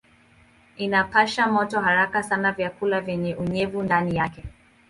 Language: Swahili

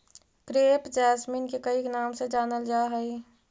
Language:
Magahi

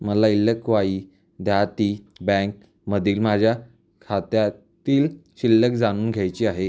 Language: Marathi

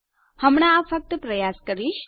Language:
Gujarati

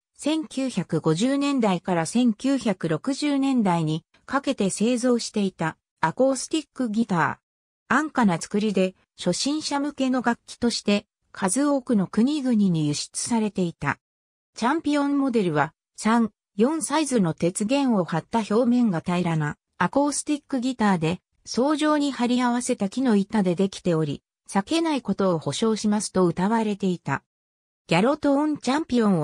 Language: Japanese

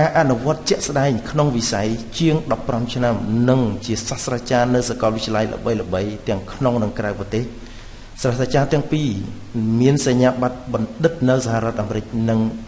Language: Indonesian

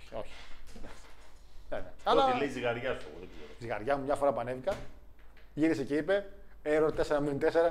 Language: Greek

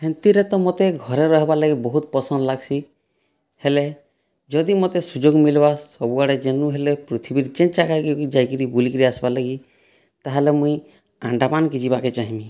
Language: Odia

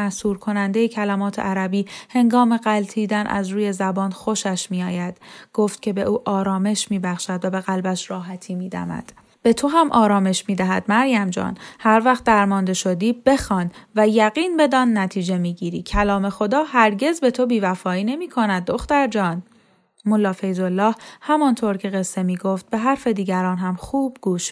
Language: Persian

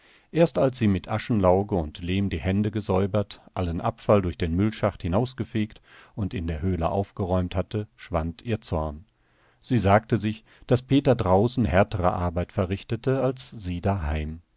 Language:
German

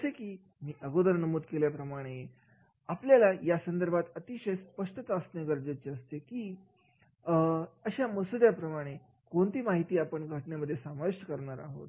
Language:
Marathi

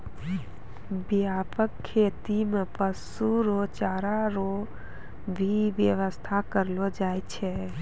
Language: Maithili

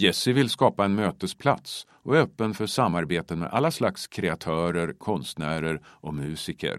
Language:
Swedish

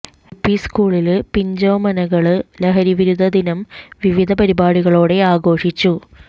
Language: Malayalam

